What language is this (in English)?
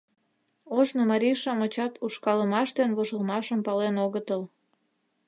Mari